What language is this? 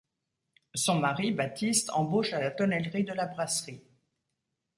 French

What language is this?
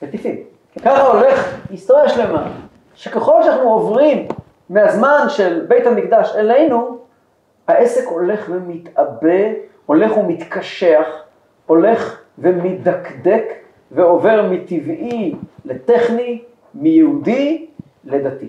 Hebrew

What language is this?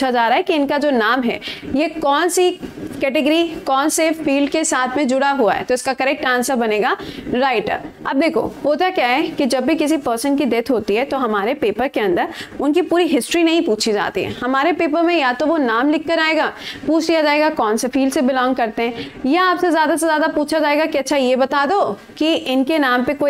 Hindi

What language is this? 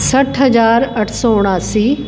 Sindhi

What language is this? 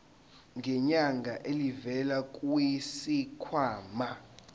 Zulu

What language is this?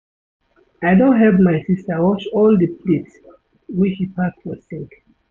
Nigerian Pidgin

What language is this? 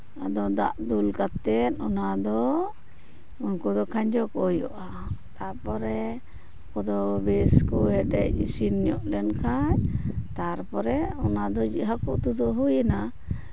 Santali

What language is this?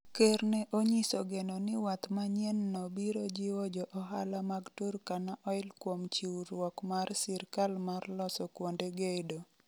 Luo (Kenya and Tanzania)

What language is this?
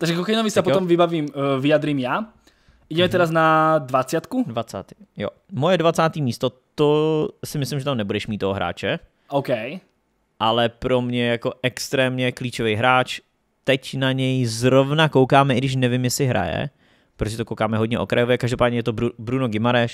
Czech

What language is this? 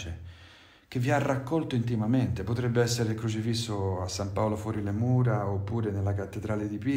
Italian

